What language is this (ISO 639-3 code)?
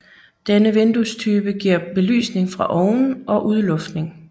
dan